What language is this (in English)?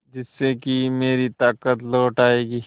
Hindi